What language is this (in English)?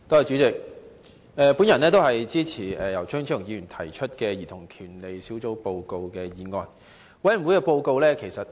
Cantonese